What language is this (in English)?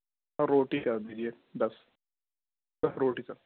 Urdu